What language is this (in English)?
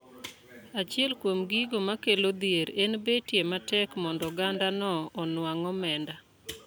Luo (Kenya and Tanzania)